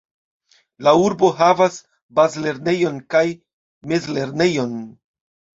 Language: Esperanto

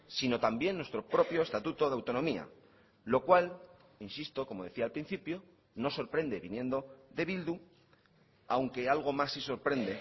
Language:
Spanish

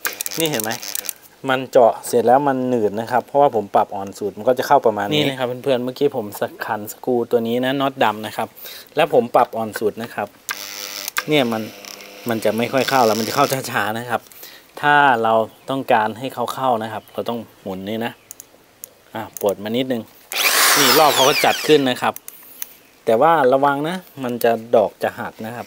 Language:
Thai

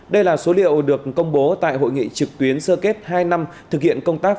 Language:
Vietnamese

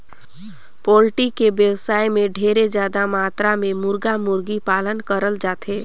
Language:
Chhattisgarhi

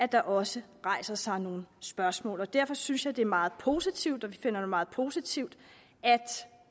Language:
Danish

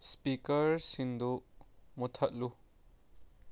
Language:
Manipuri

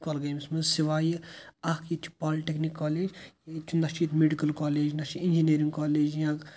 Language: Kashmiri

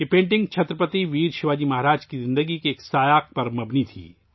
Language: Urdu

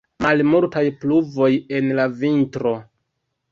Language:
Esperanto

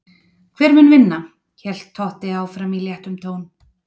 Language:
Icelandic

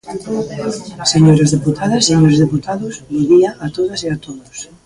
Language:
Galician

